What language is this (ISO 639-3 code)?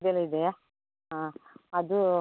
kan